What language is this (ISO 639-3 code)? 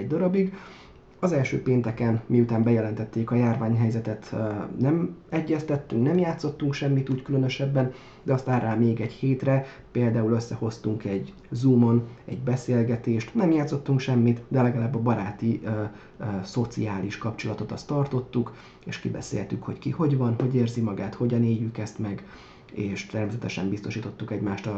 hun